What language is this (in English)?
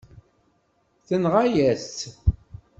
Kabyle